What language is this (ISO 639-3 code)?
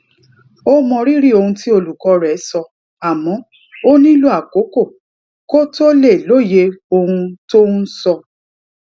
yor